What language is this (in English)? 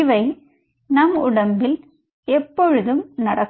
Tamil